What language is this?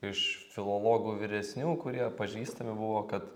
Lithuanian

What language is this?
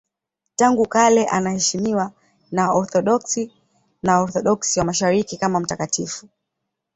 Swahili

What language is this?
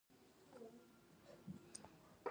Pashto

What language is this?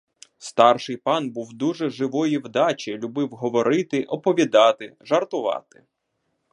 Ukrainian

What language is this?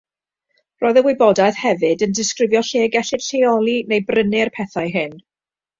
Welsh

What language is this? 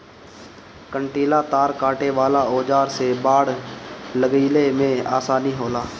Bhojpuri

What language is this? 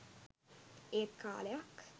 Sinhala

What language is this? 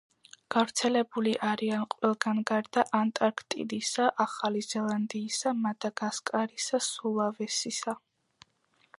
Georgian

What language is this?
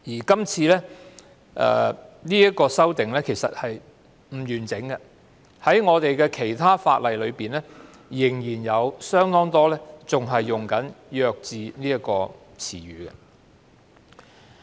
Cantonese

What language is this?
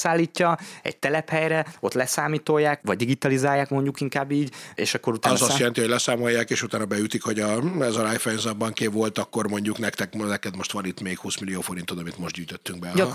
Hungarian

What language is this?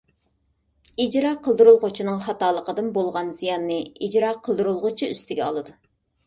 Uyghur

